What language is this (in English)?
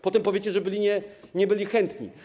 Polish